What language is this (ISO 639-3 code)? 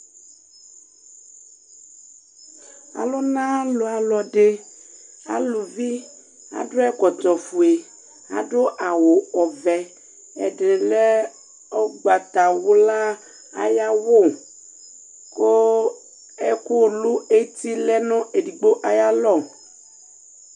kpo